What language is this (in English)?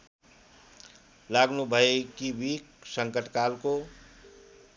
Nepali